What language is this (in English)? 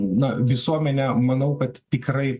Lithuanian